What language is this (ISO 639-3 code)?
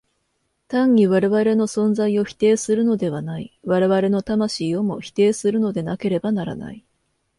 jpn